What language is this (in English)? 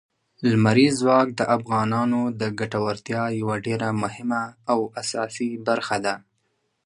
Pashto